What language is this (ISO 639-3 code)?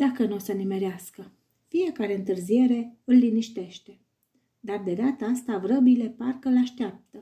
ron